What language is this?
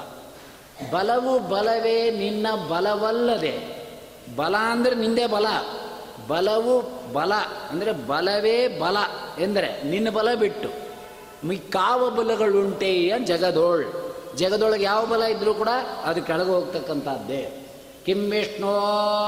Kannada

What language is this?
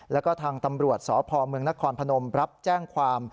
Thai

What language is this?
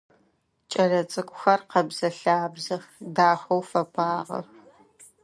Adyghe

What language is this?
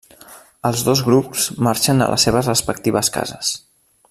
Catalan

